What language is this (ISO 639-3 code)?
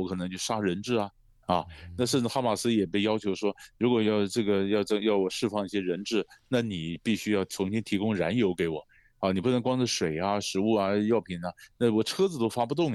zho